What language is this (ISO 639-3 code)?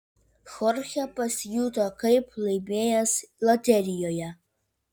lit